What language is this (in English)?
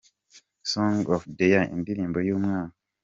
Kinyarwanda